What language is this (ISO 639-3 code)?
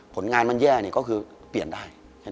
tha